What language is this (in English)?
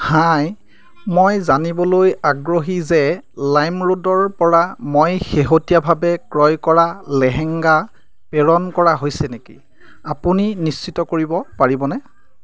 Assamese